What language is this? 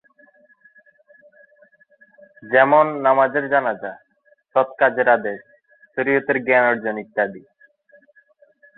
Bangla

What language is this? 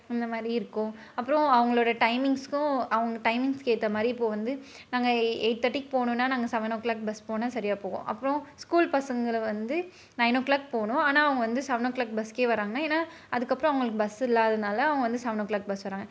Tamil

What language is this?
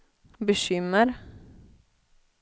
Swedish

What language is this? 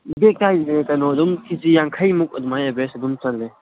Manipuri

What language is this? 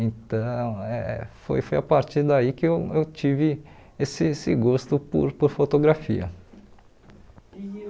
Portuguese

